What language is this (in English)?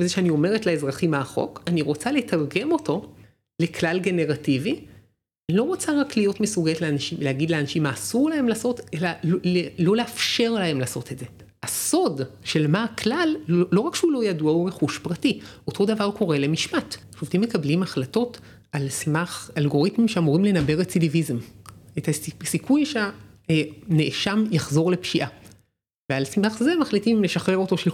Hebrew